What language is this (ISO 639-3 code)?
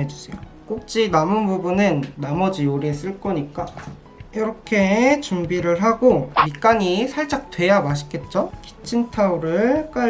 kor